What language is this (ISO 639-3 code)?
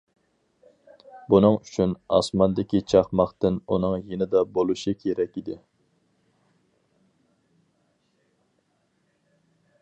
uig